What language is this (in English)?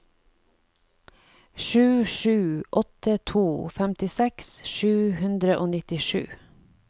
Norwegian